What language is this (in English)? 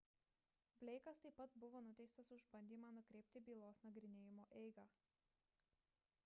Lithuanian